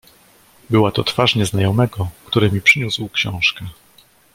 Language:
Polish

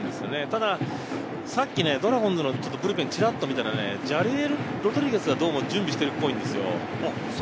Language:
Japanese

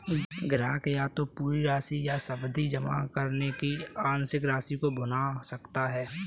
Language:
Hindi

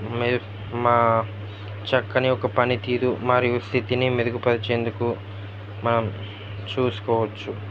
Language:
Telugu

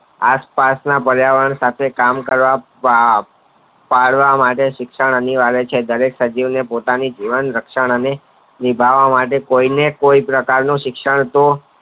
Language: Gujarati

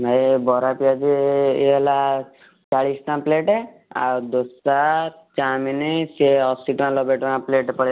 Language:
Odia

